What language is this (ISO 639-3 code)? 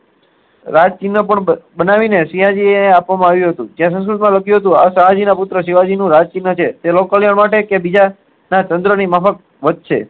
guj